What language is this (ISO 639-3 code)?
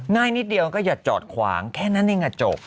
tha